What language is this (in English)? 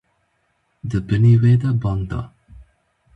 Kurdish